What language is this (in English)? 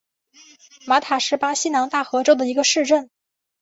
Chinese